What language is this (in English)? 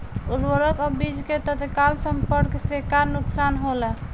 Bhojpuri